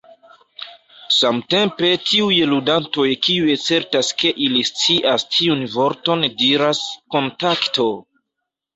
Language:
Esperanto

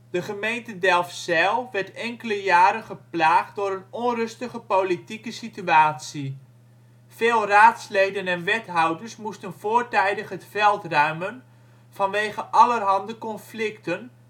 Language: Dutch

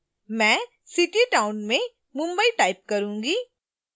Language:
Hindi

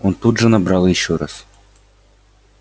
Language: Russian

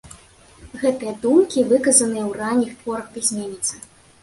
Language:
Belarusian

